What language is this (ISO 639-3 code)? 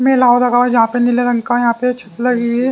hin